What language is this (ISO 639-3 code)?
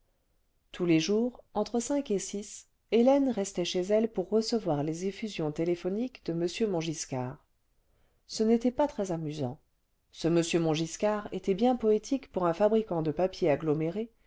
fra